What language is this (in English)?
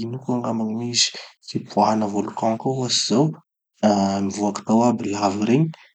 Tanosy Malagasy